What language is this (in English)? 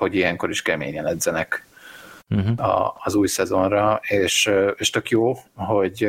Hungarian